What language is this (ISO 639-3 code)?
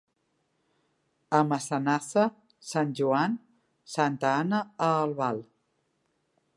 cat